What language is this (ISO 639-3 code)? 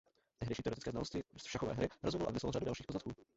ces